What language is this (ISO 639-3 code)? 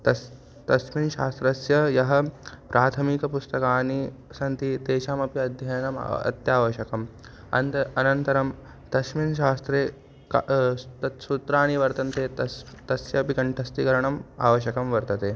san